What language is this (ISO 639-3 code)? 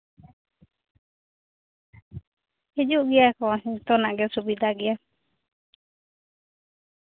sat